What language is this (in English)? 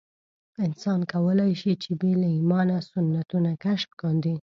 Pashto